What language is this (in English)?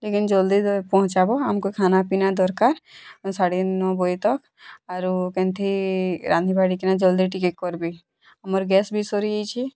Odia